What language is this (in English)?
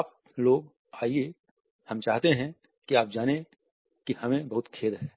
Hindi